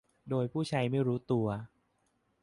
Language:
Thai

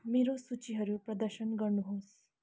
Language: Nepali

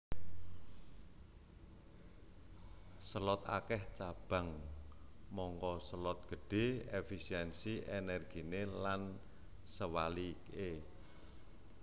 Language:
Javanese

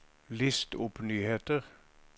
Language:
Norwegian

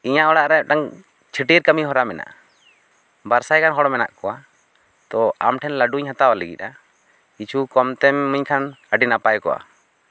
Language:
Santali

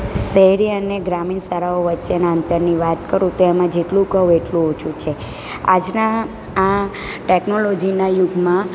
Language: Gujarati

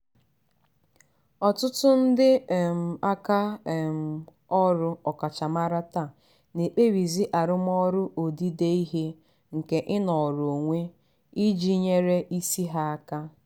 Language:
Igbo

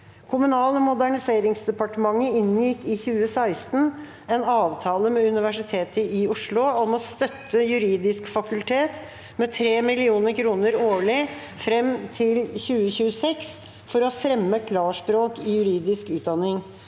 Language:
Norwegian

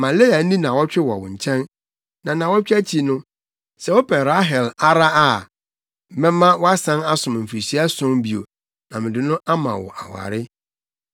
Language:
Akan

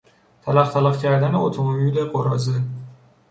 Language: Persian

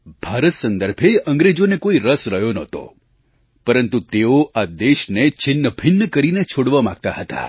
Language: Gujarati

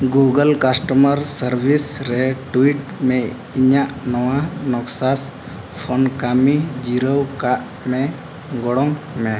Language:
Santali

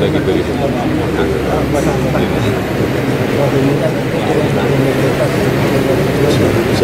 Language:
Arabic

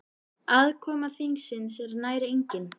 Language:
Icelandic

